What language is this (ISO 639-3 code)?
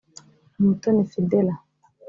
kin